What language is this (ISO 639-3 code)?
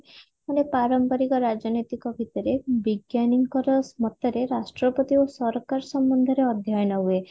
ori